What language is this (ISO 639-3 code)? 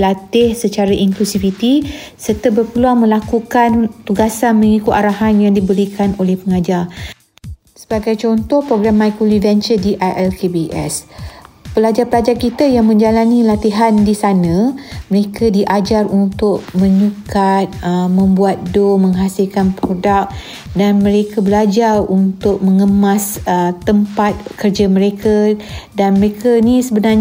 msa